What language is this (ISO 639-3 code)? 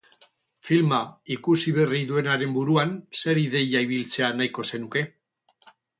eus